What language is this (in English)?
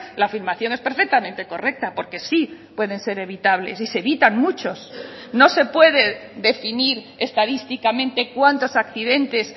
Spanish